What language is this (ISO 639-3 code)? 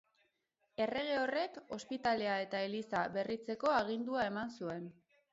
eus